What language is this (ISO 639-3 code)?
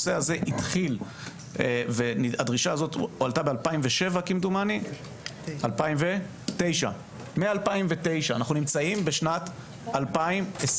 heb